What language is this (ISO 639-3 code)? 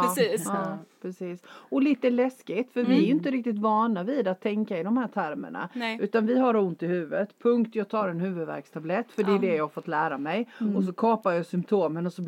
swe